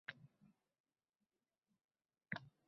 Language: Uzbek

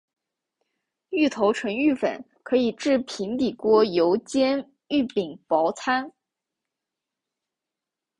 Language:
Chinese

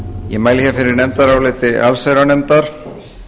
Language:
Icelandic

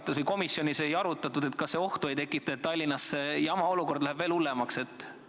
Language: Estonian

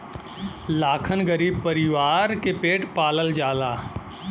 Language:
Bhojpuri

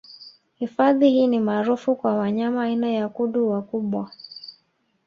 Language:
Swahili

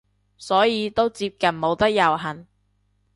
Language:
Cantonese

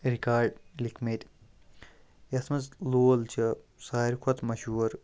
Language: Kashmiri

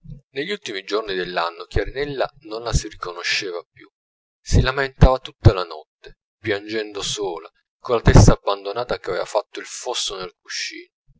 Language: Italian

